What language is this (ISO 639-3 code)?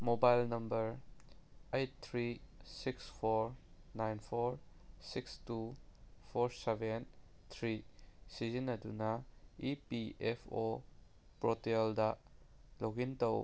mni